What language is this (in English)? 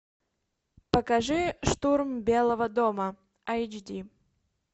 Russian